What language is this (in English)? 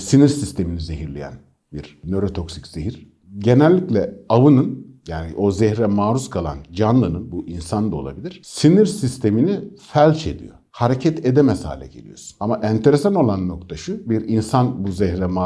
Turkish